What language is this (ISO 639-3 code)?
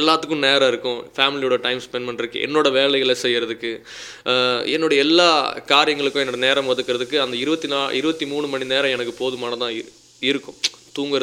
tam